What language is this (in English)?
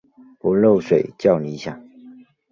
Chinese